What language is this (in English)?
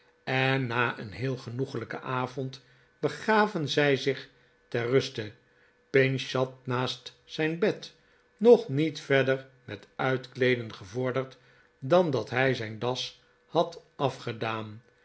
Dutch